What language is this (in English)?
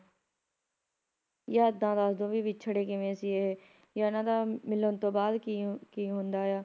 Punjabi